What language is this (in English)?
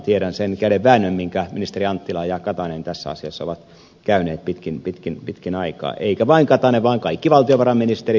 Finnish